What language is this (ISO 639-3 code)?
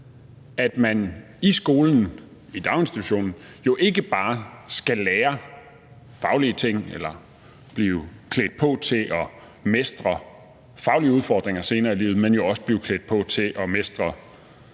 dan